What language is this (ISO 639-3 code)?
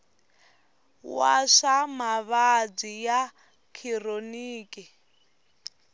tso